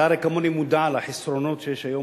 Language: Hebrew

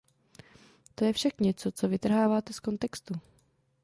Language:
Czech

